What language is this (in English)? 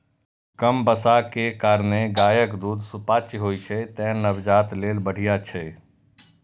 Maithili